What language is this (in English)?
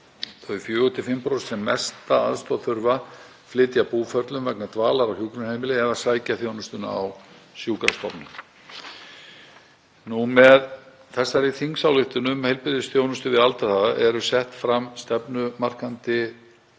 Icelandic